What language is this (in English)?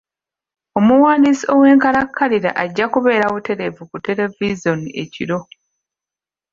Ganda